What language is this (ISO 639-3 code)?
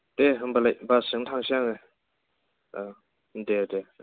brx